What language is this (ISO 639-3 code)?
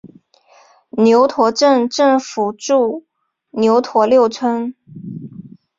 zho